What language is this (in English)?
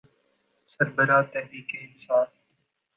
Urdu